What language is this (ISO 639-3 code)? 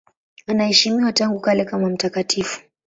swa